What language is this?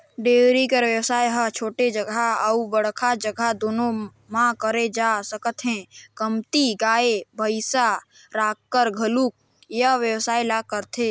Chhattisgarhi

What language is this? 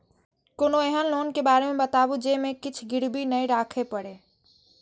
Maithili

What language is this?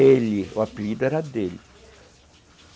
Portuguese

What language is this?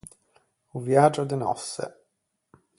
Ligurian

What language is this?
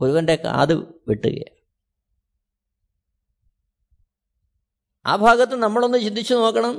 Malayalam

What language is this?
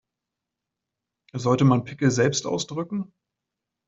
German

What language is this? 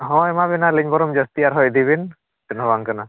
Santali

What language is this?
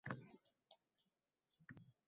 Uzbek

